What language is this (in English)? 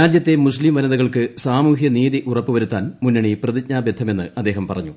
Malayalam